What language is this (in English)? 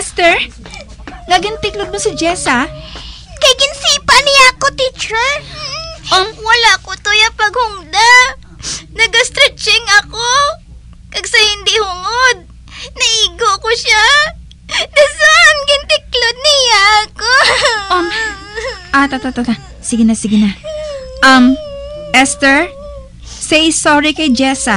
Filipino